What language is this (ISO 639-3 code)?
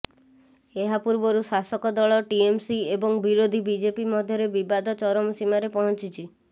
ori